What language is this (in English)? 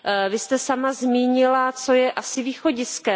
Czech